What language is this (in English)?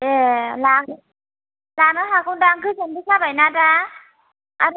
Bodo